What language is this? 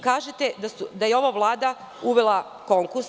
Serbian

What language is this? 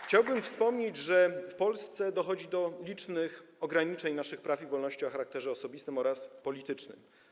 Polish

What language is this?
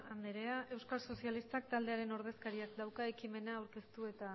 Basque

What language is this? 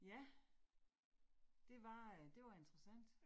Danish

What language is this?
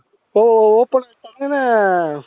Kannada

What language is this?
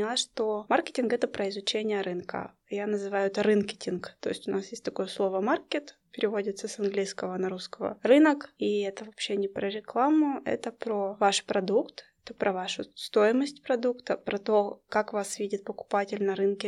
Russian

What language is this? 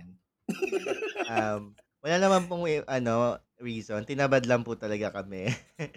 Filipino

